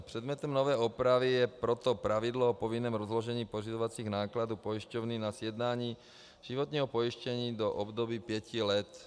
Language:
Czech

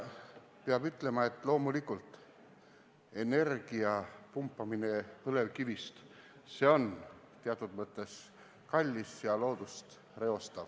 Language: Estonian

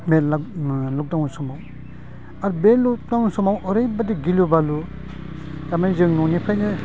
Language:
Bodo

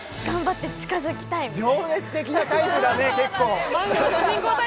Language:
Japanese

